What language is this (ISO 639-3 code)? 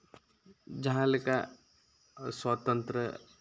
sat